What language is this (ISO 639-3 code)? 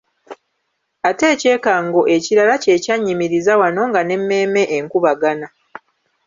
lug